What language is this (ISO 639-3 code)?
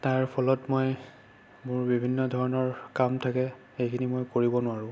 asm